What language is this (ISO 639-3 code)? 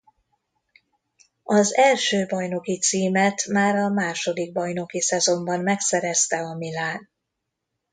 hun